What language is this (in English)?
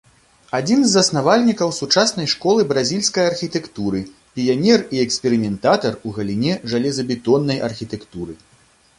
Belarusian